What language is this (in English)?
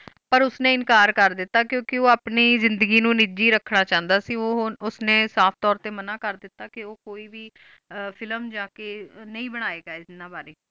Punjabi